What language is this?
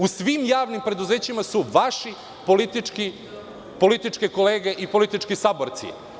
Serbian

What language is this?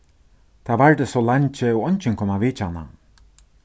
Faroese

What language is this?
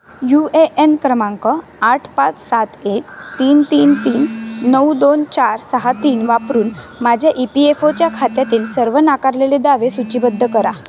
Marathi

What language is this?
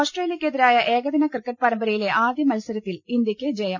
Malayalam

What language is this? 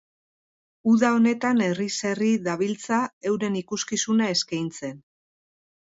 Basque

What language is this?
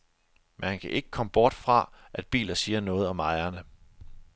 Danish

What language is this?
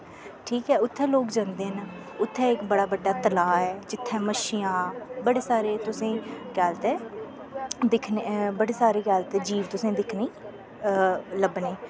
Dogri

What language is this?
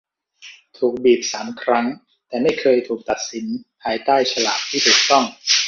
Thai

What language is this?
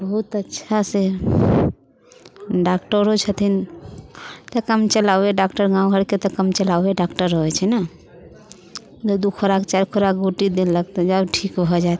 Maithili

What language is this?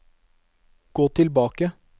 Norwegian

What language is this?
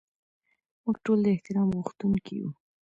Pashto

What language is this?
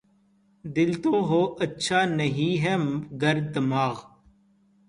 Urdu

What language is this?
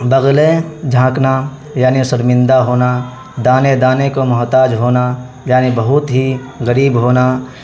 Urdu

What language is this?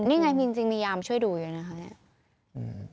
Thai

